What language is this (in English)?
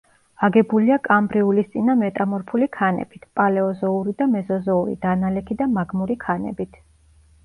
Georgian